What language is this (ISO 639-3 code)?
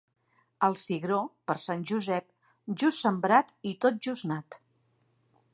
cat